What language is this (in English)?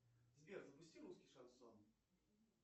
Russian